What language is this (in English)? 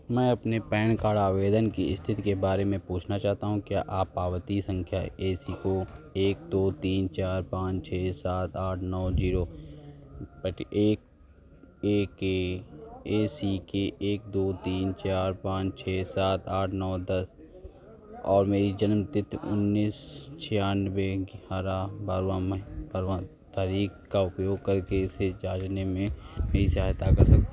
Hindi